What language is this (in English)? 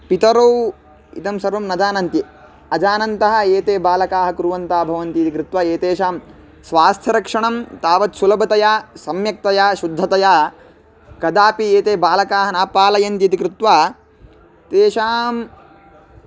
Sanskrit